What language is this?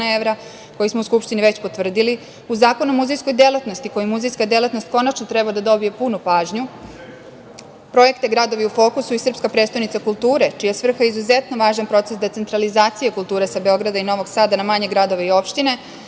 Serbian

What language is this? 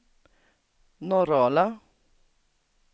Swedish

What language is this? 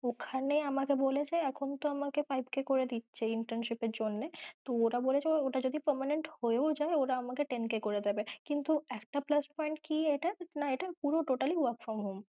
Bangla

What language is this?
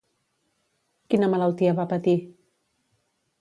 Catalan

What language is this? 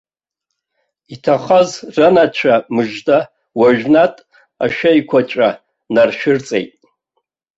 Abkhazian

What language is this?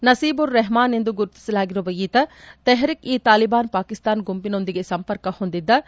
Kannada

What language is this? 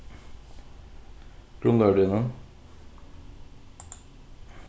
Faroese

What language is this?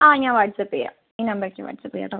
Malayalam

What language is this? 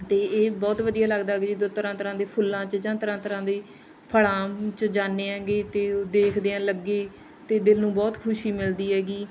Punjabi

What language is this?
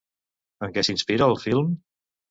Catalan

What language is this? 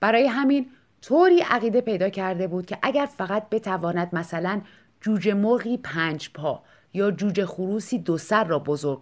Persian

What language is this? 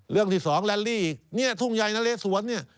Thai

